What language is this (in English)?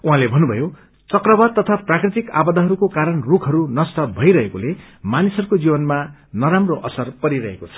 Nepali